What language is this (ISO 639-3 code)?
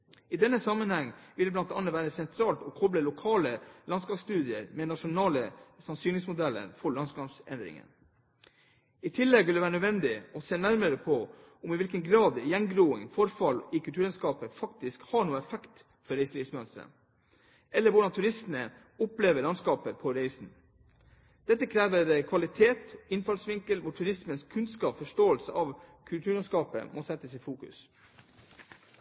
nob